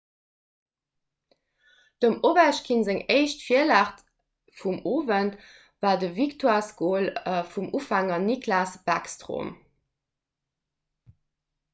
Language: Luxembourgish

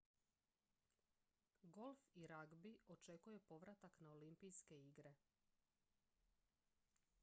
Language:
Croatian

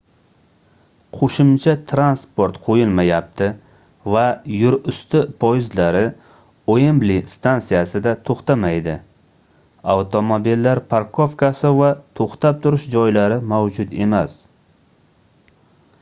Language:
Uzbek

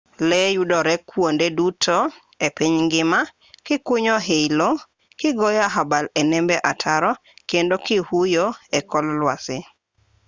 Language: Luo (Kenya and Tanzania)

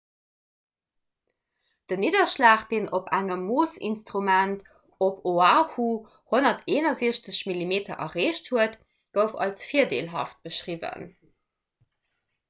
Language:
Luxembourgish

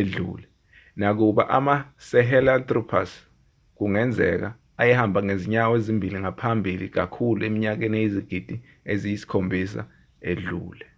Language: Zulu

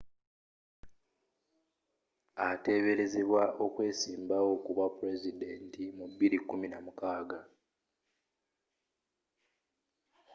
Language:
Ganda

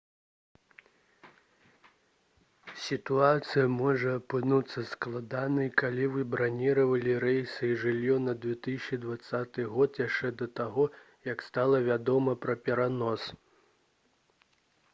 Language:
Belarusian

